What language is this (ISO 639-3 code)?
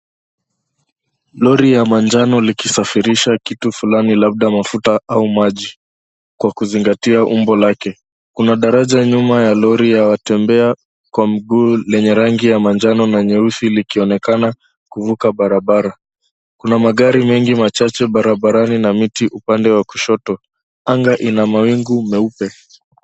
swa